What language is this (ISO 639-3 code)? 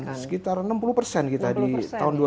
ind